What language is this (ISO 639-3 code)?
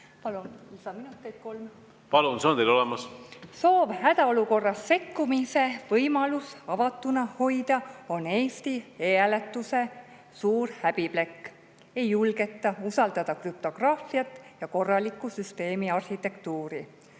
est